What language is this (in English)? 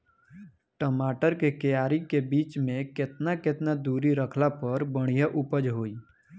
Bhojpuri